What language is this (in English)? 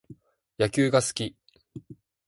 Japanese